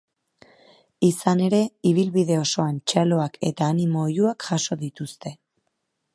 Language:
Basque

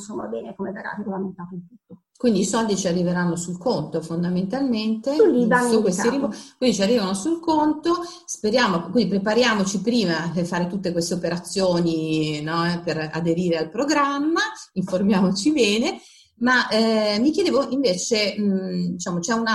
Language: Italian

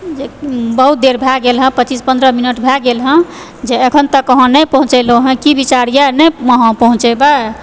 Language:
Maithili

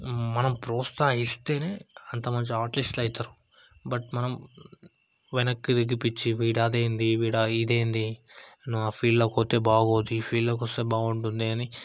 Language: Telugu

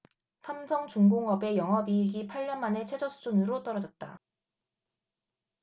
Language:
Korean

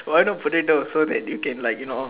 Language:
English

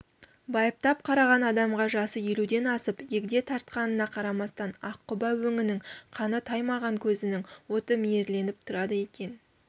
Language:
Kazakh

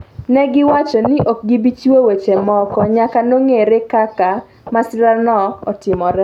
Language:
Luo (Kenya and Tanzania)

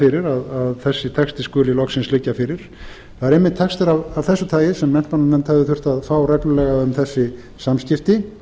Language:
Icelandic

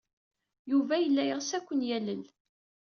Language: Kabyle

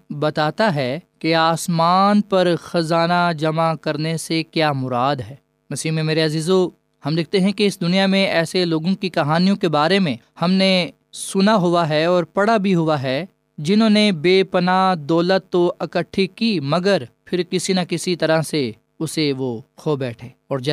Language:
Urdu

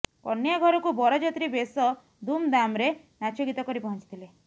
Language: Odia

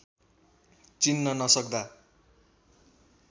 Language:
Nepali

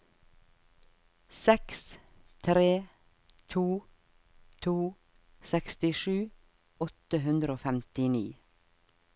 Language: Norwegian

